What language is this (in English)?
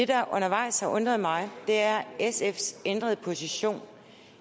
Danish